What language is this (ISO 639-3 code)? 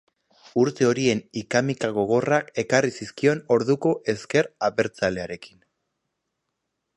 eus